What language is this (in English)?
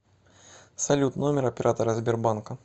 Russian